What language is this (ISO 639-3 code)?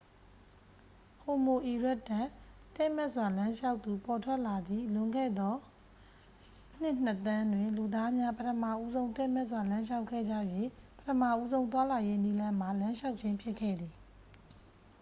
mya